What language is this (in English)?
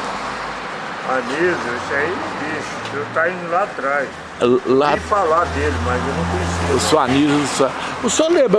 Portuguese